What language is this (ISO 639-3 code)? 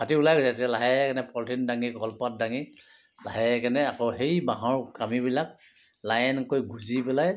asm